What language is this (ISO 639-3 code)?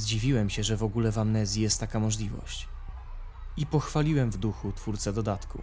pol